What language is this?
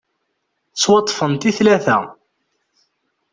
Kabyle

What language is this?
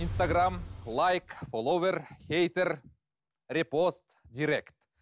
Kazakh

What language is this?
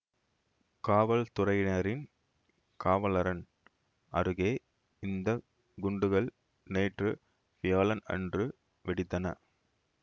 Tamil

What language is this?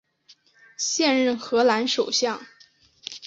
Chinese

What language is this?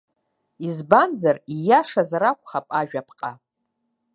Abkhazian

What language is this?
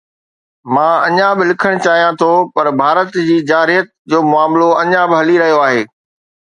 Sindhi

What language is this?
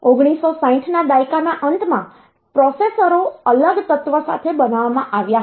Gujarati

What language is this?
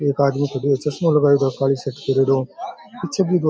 Rajasthani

